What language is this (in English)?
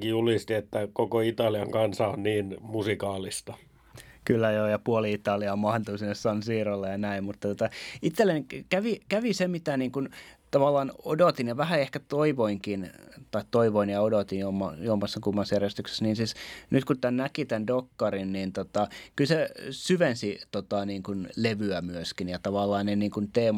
Finnish